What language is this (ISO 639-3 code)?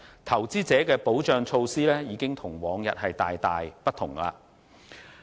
yue